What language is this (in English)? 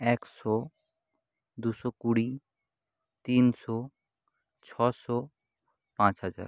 Bangla